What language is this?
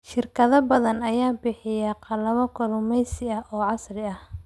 Somali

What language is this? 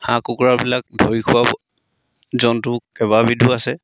Assamese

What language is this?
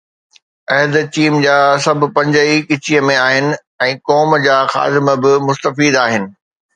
Sindhi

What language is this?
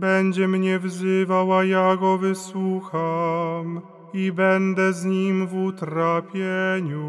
Polish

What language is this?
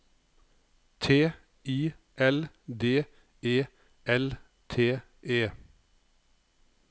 Norwegian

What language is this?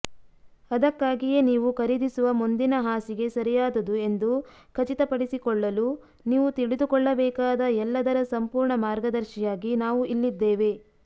Kannada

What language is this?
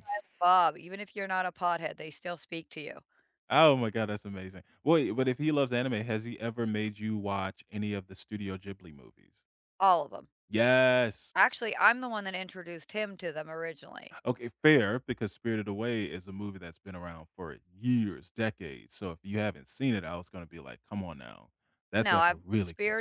English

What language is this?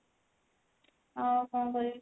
Odia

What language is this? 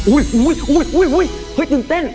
Thai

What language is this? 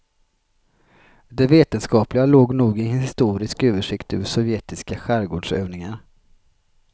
Swedish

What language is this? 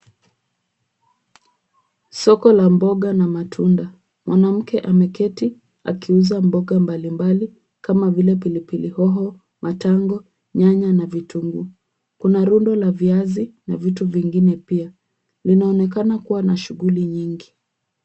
Swahili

